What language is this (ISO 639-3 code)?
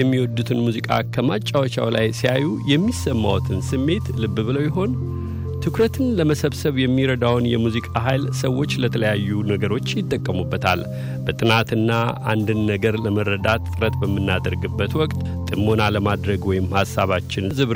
amh